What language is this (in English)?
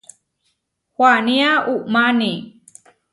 Huarijio